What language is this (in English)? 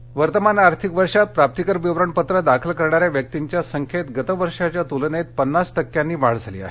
Marathi